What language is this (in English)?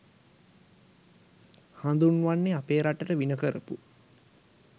Sinhala